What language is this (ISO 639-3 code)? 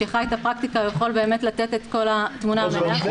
heb